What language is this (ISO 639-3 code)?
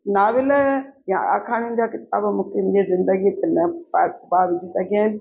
snd